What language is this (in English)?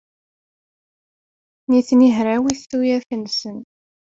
Kabyle